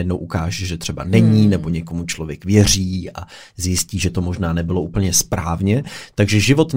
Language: Czech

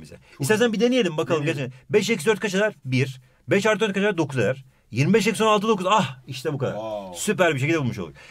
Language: Turkish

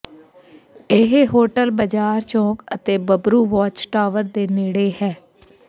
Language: Punjabi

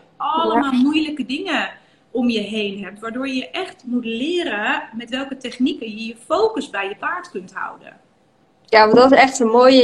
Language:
Dutch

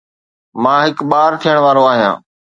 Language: Sindhi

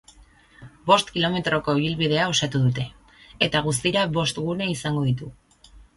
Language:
Basque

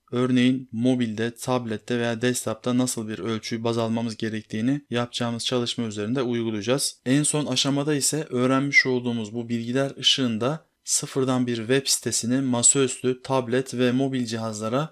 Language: Turkish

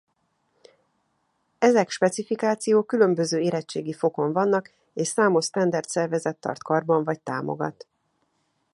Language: Hungarian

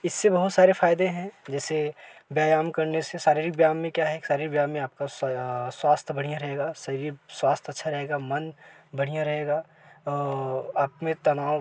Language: Hindi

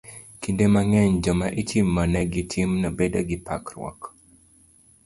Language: Luo (Kenya and Tanzania)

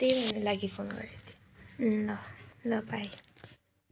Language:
Nepali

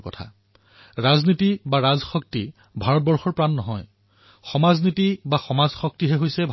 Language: Assamese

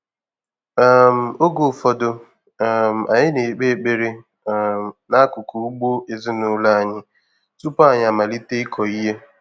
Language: Igbo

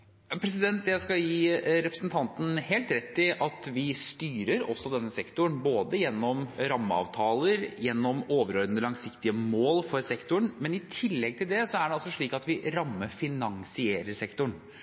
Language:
Norwegian Bokmål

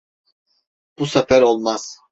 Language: Turkish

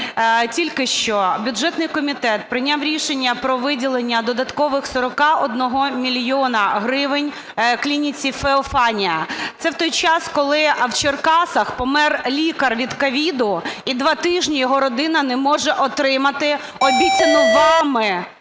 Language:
Ukrainian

